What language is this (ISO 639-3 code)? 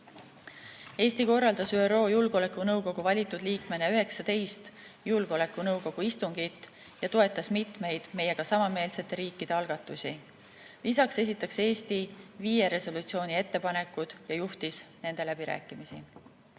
est